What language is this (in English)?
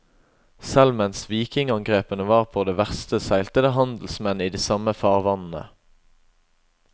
Norwegian